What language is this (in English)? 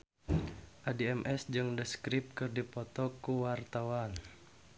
Sundanese